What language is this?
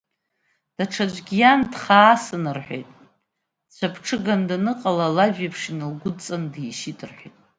Abkhazian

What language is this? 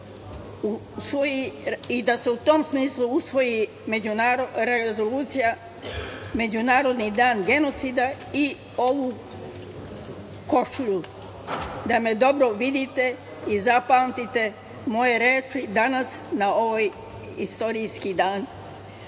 Serbian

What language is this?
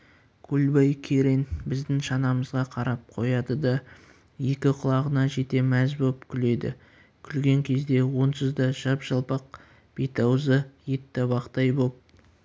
Kazakh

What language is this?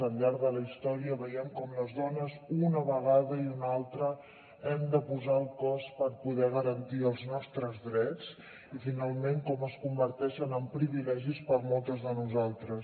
Catalan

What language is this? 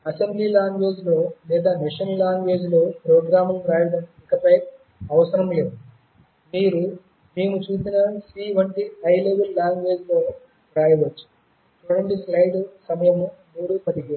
Telugu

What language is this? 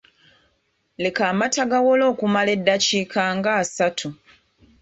Ganda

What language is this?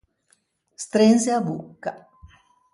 Ligurian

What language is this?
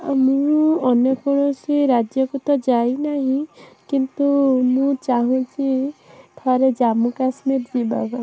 Odia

